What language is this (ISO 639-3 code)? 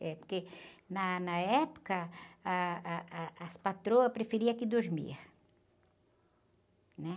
por